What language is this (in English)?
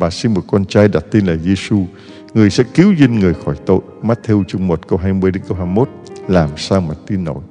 Vietnamese